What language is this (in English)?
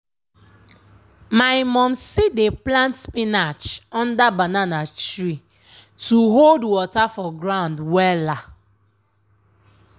Nigerian Pidgin